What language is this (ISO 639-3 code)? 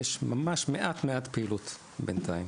heb